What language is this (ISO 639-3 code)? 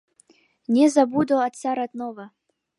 chm